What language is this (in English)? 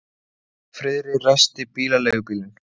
Icelandic